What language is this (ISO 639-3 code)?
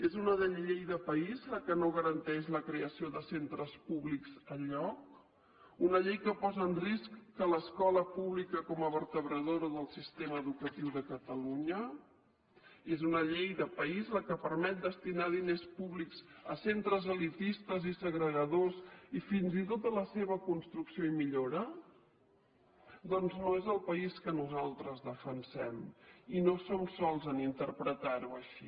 cat